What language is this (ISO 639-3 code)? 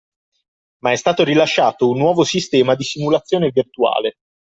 ita